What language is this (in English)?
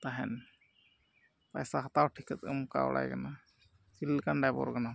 Santali